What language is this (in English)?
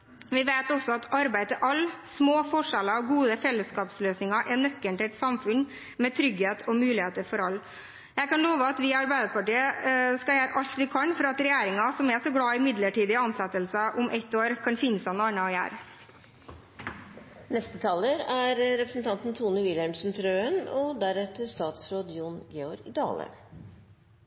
Norwegian Bokmål